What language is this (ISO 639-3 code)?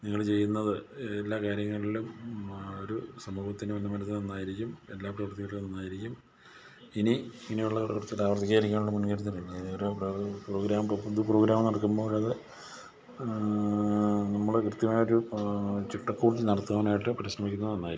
mal